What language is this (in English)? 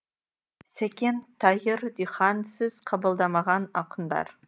Kazakh